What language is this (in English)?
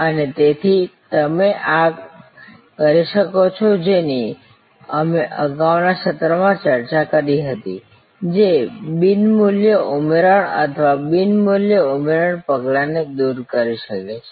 Gujarati